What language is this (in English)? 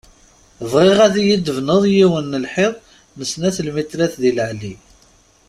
Kabyle